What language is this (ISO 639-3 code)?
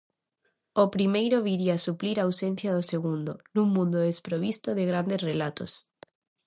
glg